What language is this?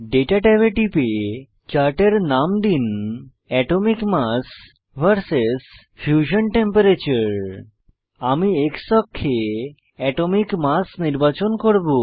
Bangla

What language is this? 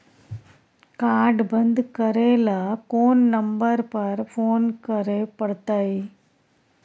Maithili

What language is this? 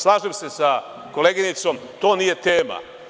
Serbian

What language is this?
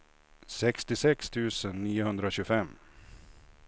Swedish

